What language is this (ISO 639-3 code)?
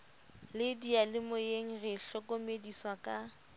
sot